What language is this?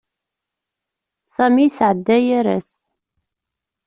Kabyle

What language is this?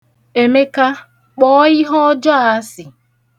Igbo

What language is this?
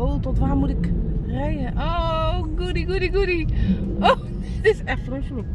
Dutch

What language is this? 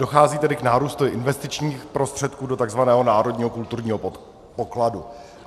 Czech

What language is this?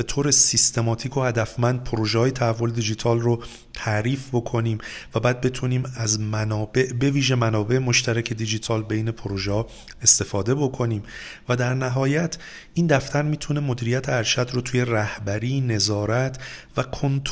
Persian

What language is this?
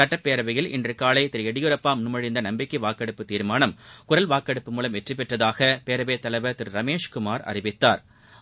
Tamil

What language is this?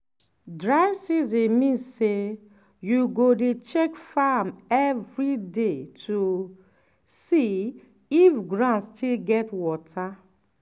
Nigerian Pidgin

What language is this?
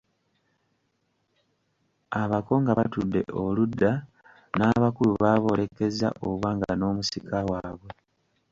Ganda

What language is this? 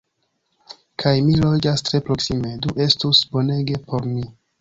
Esperanto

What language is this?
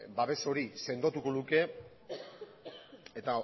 Basque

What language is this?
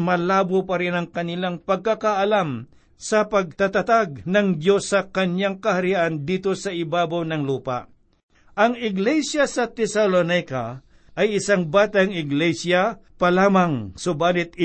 Filipino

